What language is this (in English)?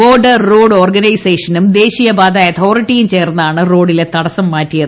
Malayalam